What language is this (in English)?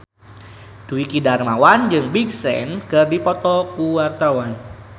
Sundanese